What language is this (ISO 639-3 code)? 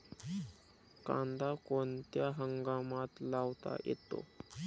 mar